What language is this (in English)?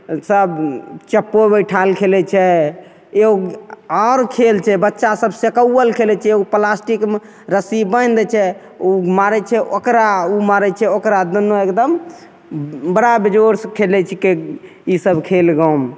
Maithili